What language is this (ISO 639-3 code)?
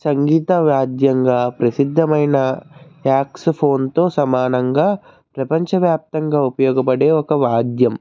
tel